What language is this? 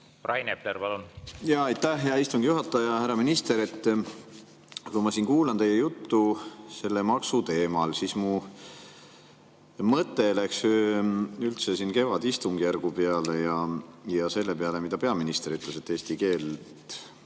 Estonian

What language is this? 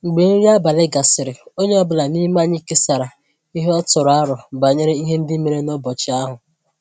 Igbo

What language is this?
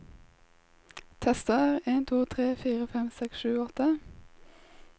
Norwegian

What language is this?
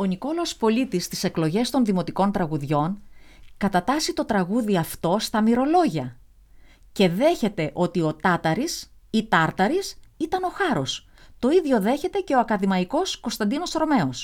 Greek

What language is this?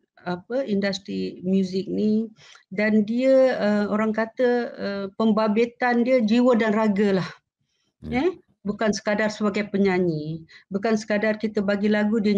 Malay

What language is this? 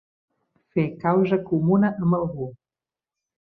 Catalan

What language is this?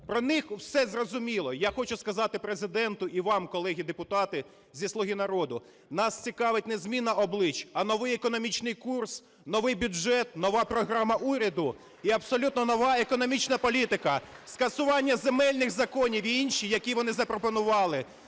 Ukrainian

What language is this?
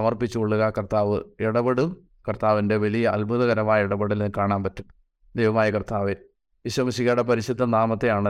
Malayalam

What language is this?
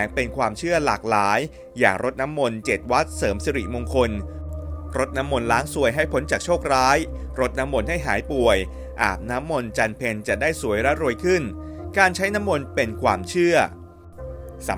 Thai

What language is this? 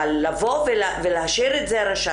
Hebrew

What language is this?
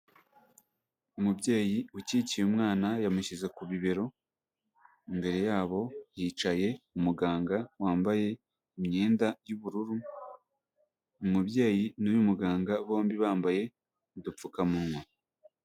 Kinyarwanda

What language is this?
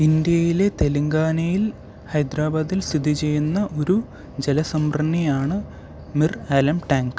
Malayalam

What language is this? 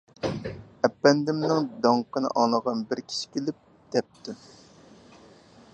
Uyghur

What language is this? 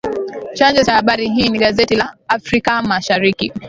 Swahili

